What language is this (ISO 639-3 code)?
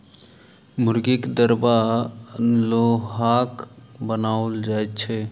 mai